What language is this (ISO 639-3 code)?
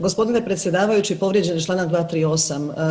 hrv